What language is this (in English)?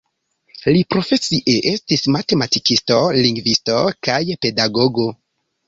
Esperanto